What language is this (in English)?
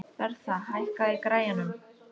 Icelandic